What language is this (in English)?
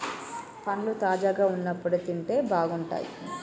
Telugu